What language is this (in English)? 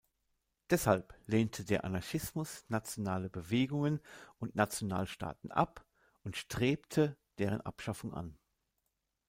German